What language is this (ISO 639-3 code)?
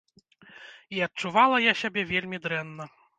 bel